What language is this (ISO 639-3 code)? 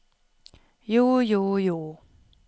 nor